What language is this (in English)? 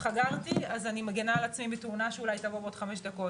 Hebrew